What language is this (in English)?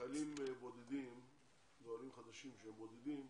Hebrew